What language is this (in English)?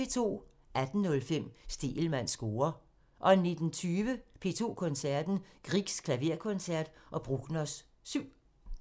Danish